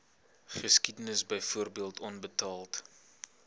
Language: Afrikaans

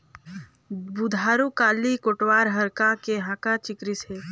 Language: Chhattisgarhi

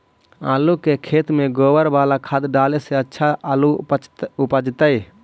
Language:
Magahi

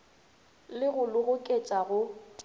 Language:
Northern Sotho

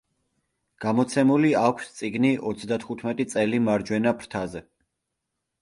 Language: Georgian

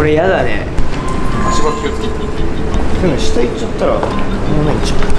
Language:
Japanese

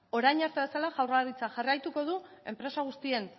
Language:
Basque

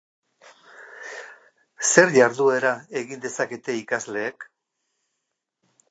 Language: Basque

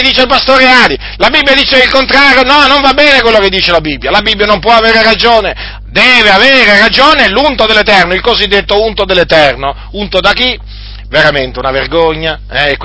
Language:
Italian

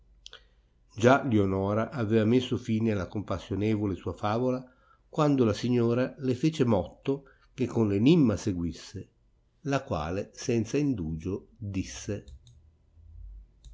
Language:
Italian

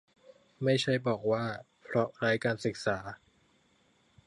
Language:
Thai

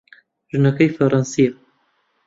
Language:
Central Kurdish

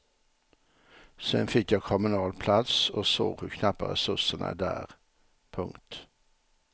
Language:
Swedish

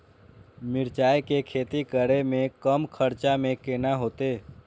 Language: Maithili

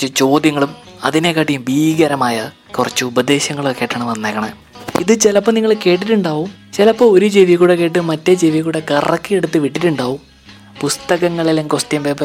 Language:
Malayalam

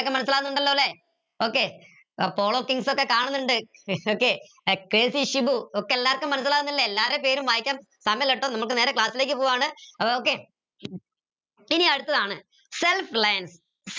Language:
Malayalam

